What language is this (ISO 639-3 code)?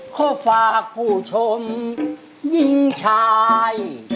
tha